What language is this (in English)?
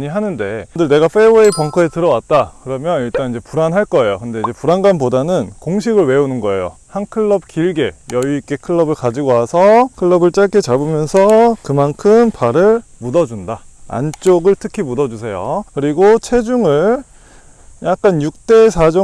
Korean